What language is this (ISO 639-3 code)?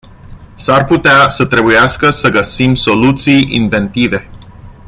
ron